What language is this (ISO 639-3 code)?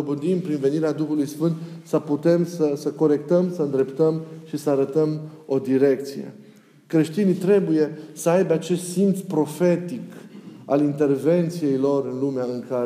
ron